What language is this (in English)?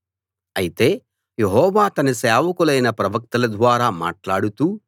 Telugu